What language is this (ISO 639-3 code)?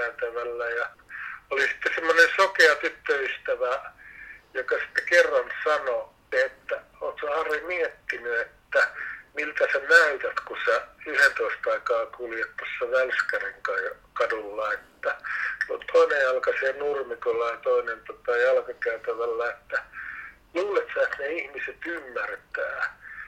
fin